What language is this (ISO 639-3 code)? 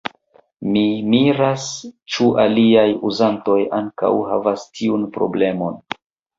epo